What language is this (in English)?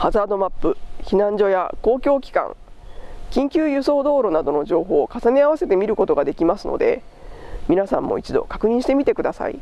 Japanese